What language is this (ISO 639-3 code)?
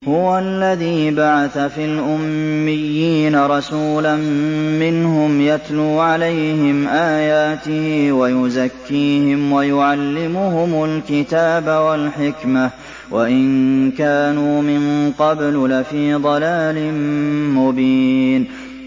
ara